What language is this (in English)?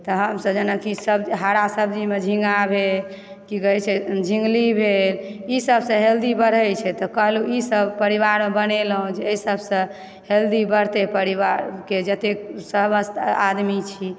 Maithili